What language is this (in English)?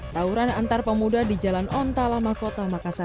Indonesian